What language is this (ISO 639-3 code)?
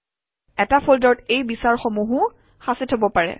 asm